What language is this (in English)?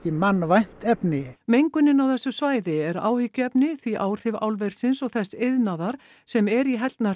Icelandic